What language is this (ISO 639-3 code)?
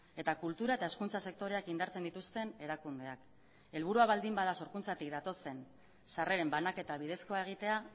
eus